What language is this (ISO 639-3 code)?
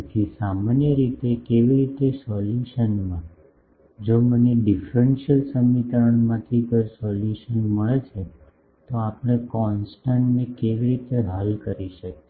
guj